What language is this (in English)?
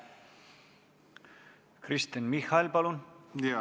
Estonian